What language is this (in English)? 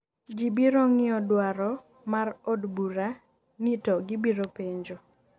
Luo (Kenya and Tanzania)